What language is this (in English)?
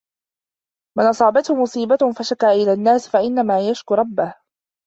Arabic